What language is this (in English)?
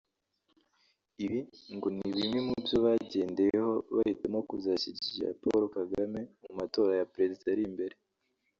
Kinyarwanda